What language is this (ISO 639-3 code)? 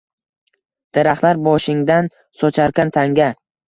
uzb